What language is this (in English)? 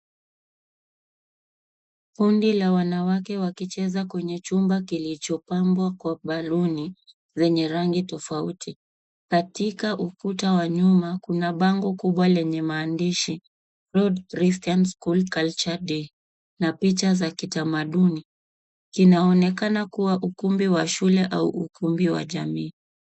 Swahili